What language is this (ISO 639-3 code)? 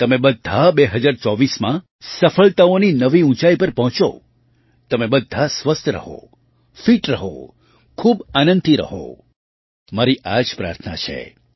guj